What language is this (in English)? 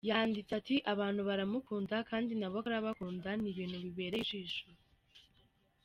Kinyarwanda